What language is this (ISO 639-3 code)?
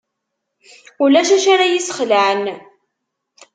kab